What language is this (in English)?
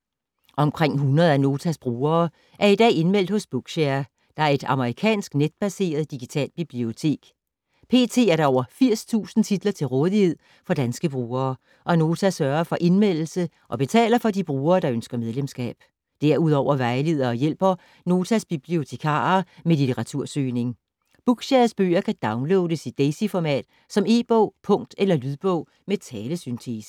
Danish